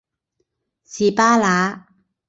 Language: Cantonese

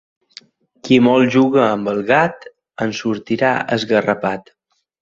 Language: Catalan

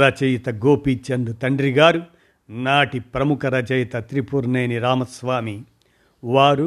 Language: Telugu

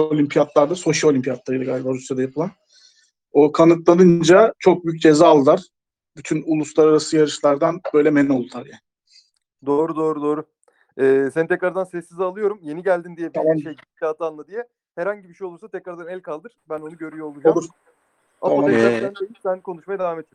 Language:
Turkish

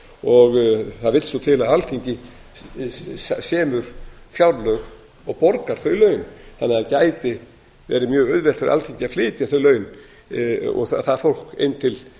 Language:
Icelandic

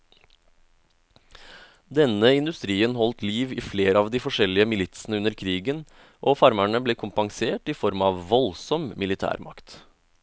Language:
Norwegian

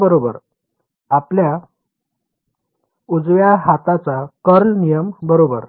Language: Marathi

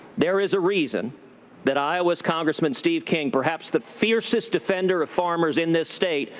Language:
English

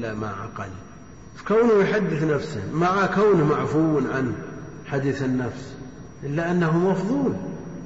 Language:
Arabic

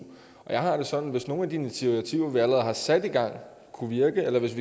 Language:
Danish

